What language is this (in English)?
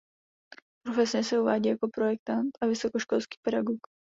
Czech